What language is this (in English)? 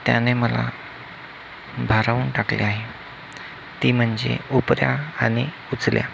Marathi